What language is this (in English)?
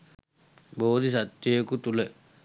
Sinhala